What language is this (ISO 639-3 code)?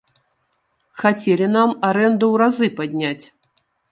bel